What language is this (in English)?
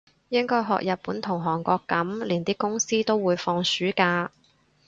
Cantonese